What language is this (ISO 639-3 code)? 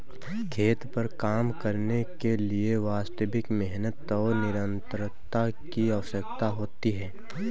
hin